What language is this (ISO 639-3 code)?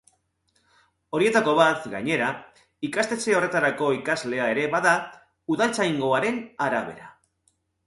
eus